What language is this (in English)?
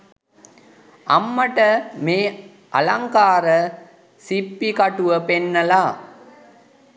Sinhala